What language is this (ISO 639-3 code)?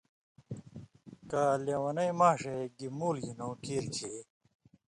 mvy